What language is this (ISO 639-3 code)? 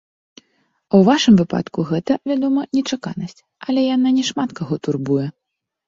bel